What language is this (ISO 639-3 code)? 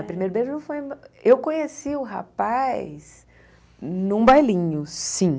por